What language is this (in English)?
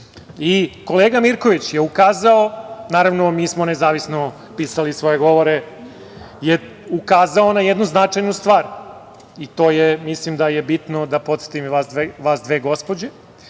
Serbian